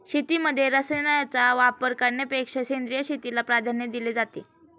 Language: Marathi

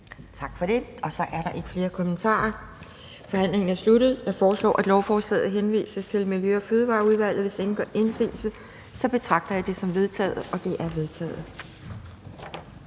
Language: Danish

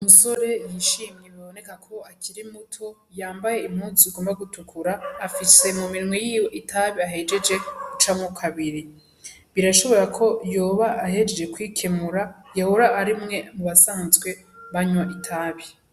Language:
Rundi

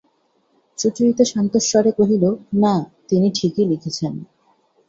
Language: Bangla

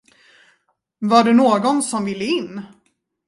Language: Swedish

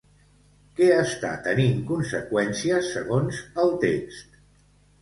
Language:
Catalan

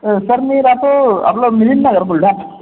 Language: Marathi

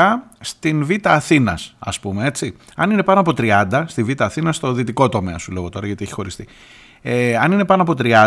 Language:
Greek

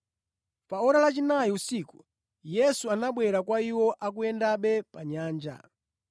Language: Nyanja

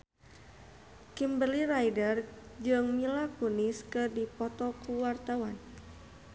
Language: Sundanese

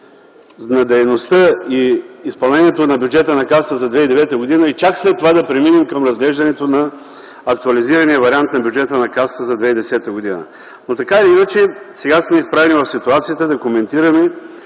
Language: Bulgarian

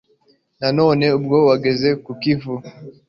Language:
Kinyarwanda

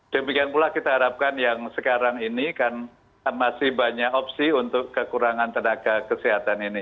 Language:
Indonesian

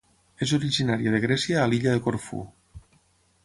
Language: Catalan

